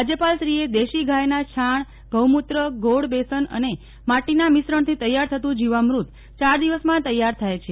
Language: Gujarati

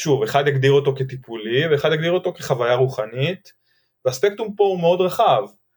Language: Hebrew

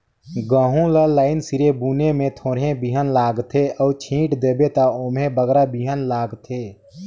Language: Chhattisgarhi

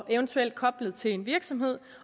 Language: Danish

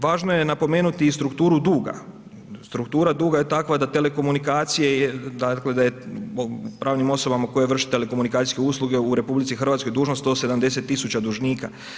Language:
Croatian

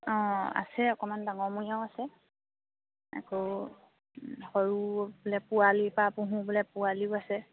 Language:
Assamese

